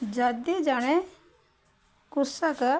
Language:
Odia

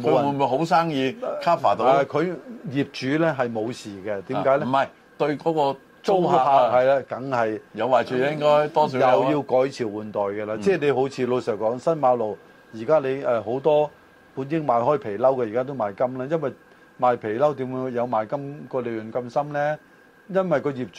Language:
Chinese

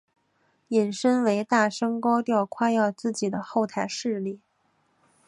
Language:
Chinese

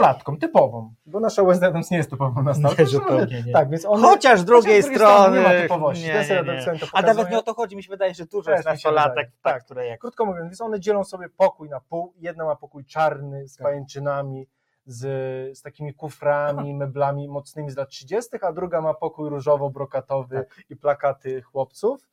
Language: Polish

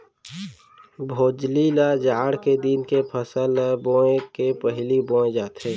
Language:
Chhattisgarhi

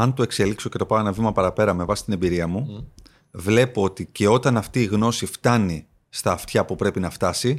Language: Greek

